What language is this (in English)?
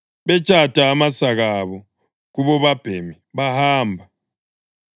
North Ndebele